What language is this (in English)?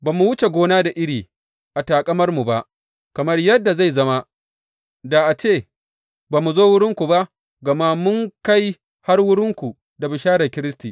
Hausa